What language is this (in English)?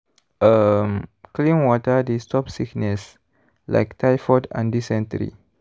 Nigerian Pidgin